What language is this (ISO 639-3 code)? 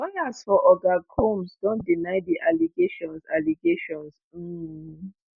pcm